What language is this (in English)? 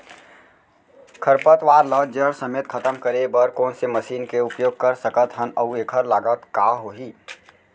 Chhattisgarhi